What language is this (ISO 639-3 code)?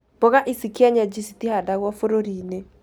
kik